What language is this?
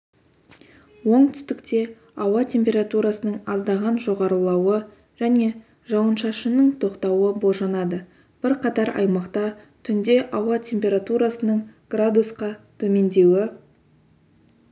Kazakh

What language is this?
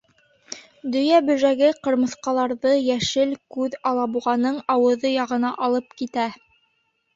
Bashkir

